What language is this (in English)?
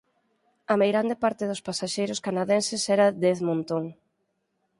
Galician